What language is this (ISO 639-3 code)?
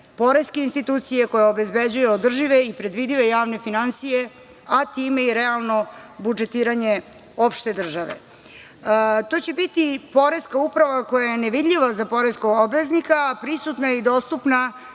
srp